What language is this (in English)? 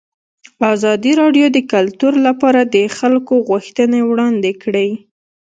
Pashto